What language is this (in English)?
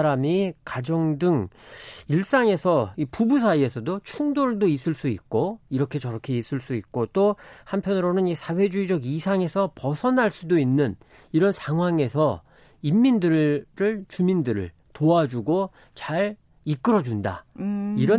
Korean